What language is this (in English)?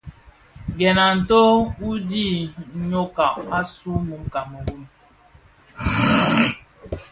Bafia